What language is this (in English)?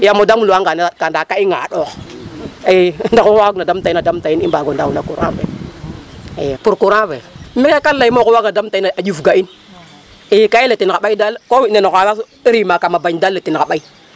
Serer